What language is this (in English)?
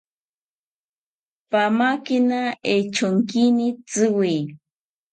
South Ucayali Ashéninka